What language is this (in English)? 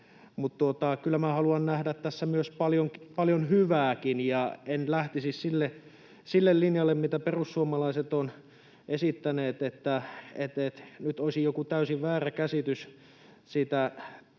Finnish